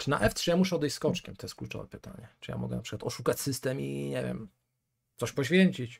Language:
Polish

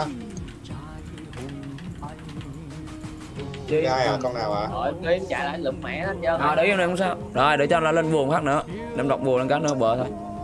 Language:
Vietnamese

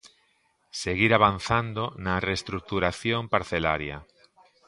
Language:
Galician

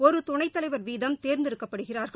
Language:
Tamil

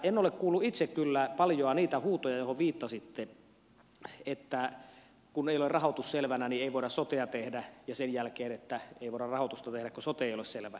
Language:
Finnish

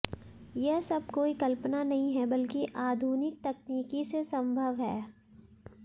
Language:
Hindi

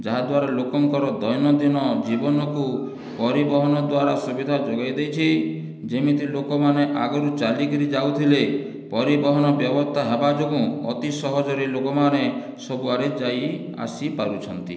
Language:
Odia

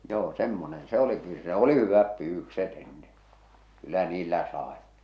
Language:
Finnish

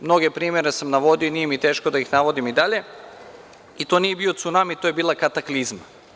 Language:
Serbian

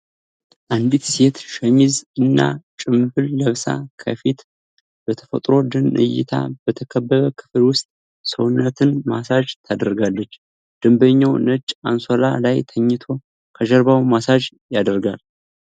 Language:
Amharic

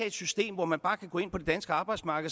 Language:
Danish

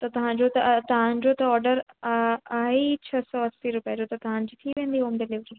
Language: Sindhi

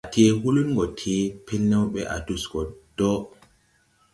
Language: Tupuri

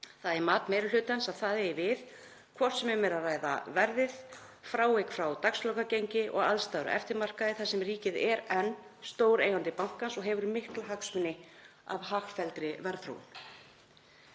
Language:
Icelandic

